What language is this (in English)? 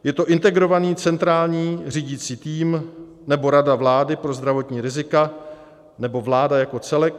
Czech